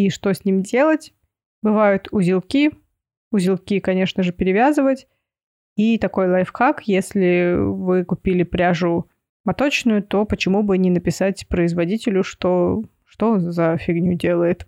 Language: Russian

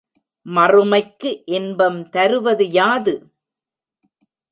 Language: Tamil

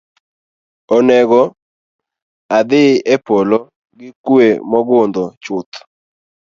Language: Luo (Kenya and Tanzania)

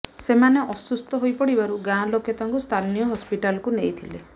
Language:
Odia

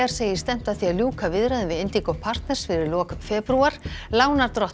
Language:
Icelandic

